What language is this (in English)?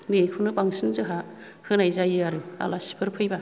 Bodo